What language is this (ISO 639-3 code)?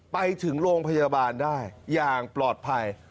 tha